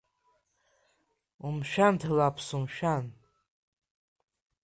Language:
Abkhazian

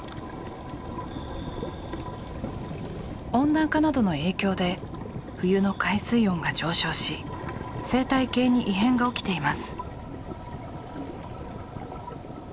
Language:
Japanese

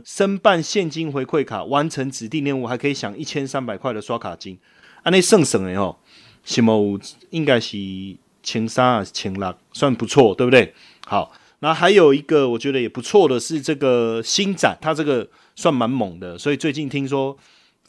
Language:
Chinese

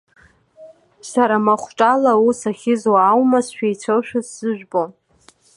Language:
Abkhazian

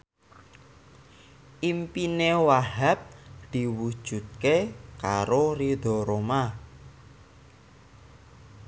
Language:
Javanese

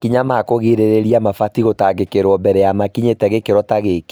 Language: Kikuyu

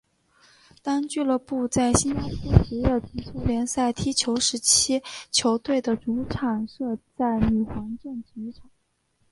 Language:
Chinese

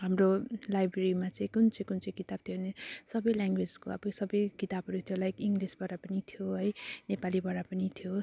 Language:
Nepali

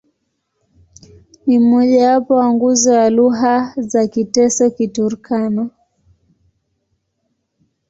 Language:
Swahili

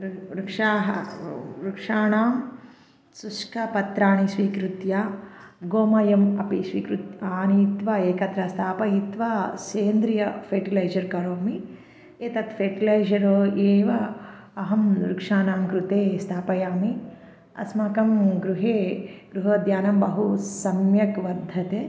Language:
Sanskrit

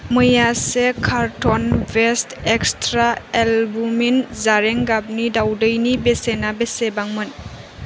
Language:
Bodo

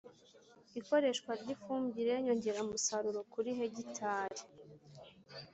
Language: Kinyarwanda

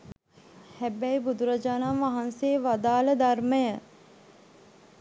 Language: Sinhala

